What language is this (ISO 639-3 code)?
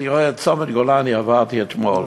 heb